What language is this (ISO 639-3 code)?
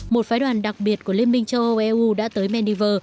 vie